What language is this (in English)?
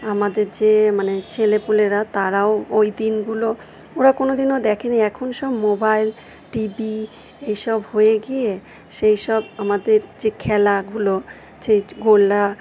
Bangla